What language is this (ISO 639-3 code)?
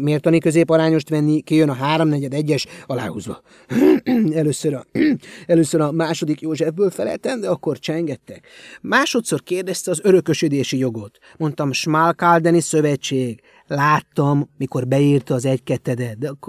hun